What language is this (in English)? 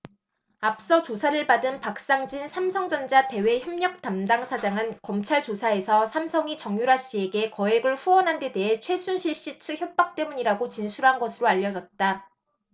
Korean